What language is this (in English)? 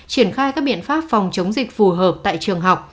Vietnamese